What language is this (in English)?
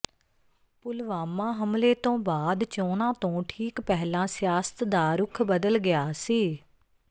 Punjabi